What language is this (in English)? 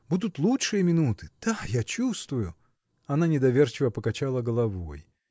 Russian